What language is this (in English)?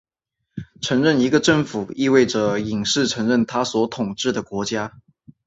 Chinese